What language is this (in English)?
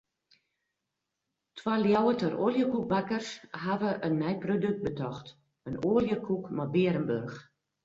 Western Frisian